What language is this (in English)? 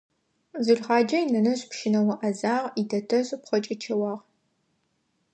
Adyghe